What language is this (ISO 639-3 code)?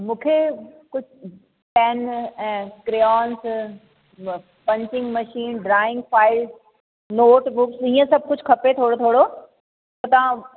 snd